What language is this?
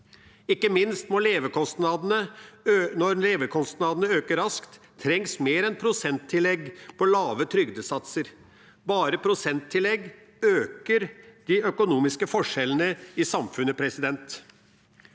Norwegian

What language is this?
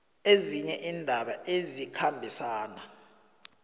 South Ndebele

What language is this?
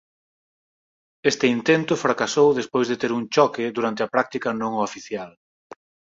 Galician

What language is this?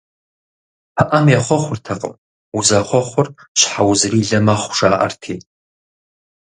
Kabardian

